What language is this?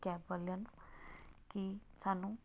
Punjabi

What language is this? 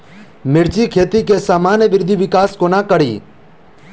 Maithili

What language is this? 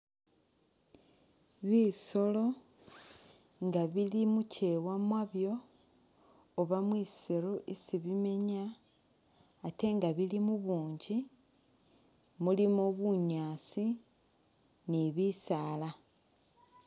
Masaaba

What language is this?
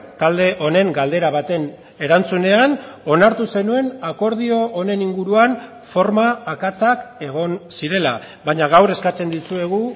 Basque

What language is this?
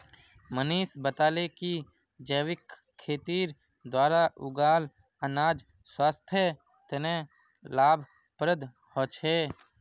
Magahi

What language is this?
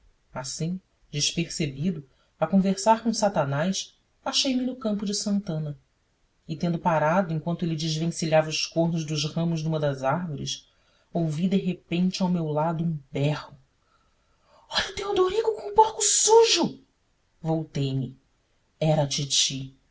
Portuguese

